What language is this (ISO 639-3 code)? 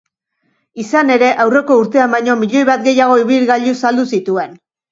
eus